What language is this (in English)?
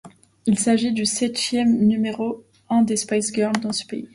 French